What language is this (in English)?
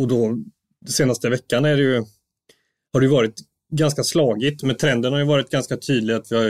Swedish